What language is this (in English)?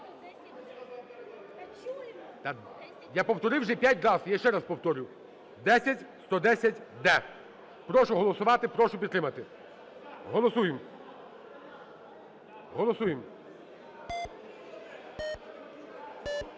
Ukrainian